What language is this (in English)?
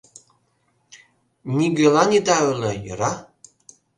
Mari